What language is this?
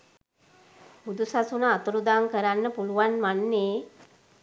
Sinhala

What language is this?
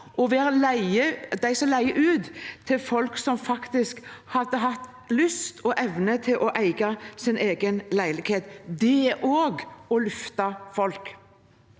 Norwegian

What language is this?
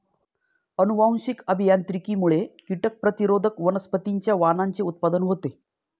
Marathi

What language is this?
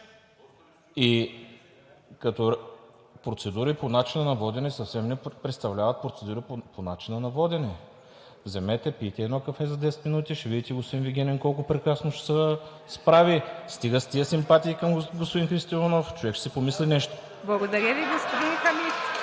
Bulgarian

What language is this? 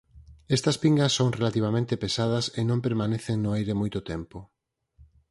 Galician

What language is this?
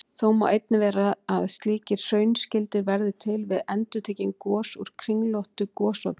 Icelandic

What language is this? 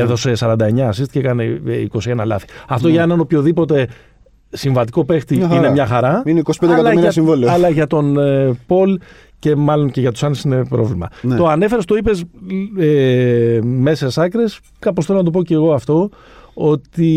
Greek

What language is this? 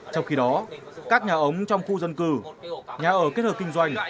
Vietnamese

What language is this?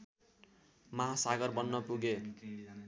Nepali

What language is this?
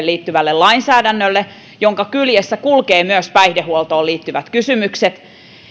Finnish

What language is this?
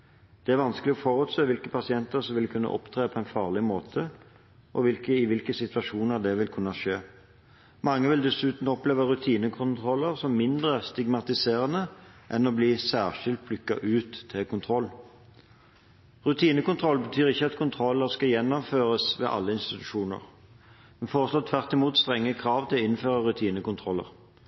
Norwegian Bokmål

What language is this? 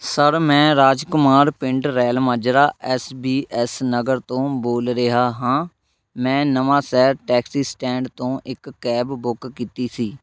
Punjabi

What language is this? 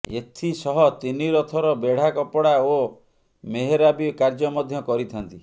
Odia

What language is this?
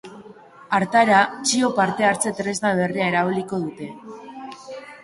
Basque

